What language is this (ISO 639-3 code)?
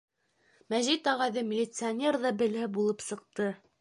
bak